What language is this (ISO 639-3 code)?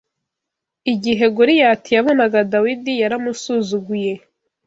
kin